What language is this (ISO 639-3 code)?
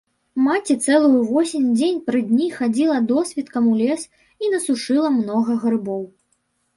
bel